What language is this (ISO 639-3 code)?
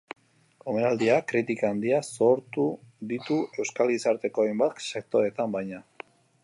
eus